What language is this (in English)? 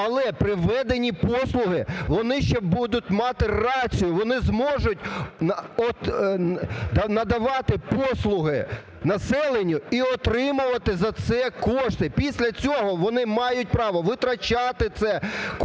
Ukrainian